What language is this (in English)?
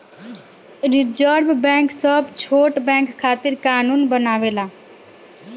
Bhojpuri